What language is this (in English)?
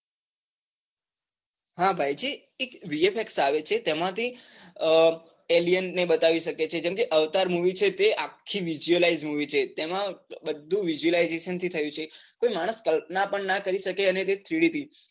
Gujarati